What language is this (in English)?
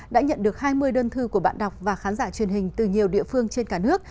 Vietnamese